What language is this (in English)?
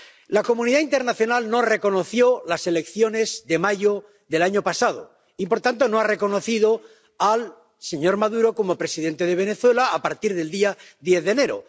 Spanish